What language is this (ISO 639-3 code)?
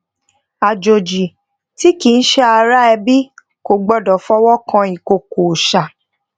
yor